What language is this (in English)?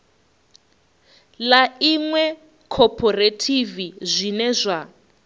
Venda